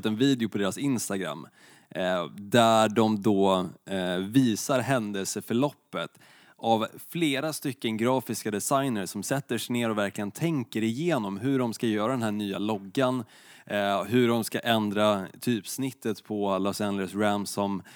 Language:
Swedish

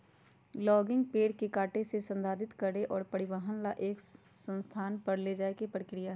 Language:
Magahi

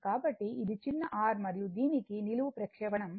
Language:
Telugu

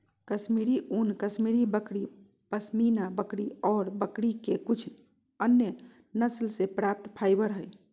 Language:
Magahi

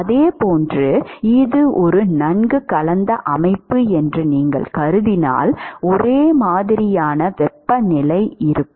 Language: Tamil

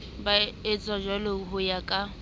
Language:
Southern Sotho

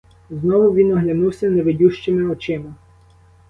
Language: Ukrainian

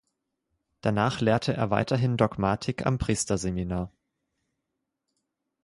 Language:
German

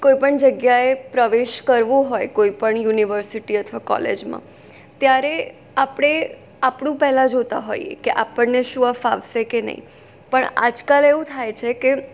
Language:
Gujarati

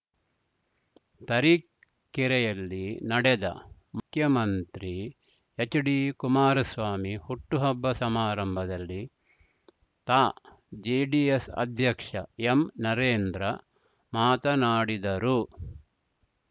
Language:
Kannada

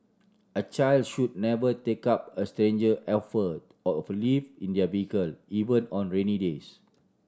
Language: English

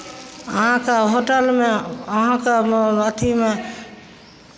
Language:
Maithili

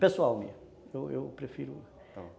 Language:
Portuguese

